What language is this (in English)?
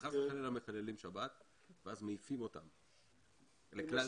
Hebrew